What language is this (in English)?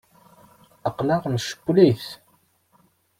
Kabyle